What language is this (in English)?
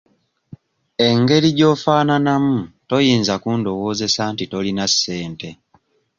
Ganda